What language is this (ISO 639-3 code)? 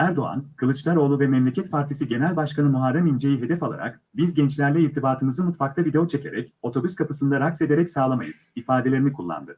tur